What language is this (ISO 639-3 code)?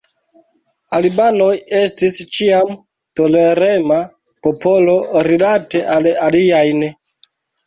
epo